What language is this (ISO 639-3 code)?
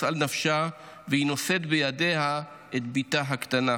heb